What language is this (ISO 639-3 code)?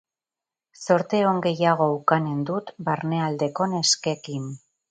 eus